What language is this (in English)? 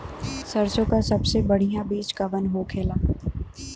Bhojpuri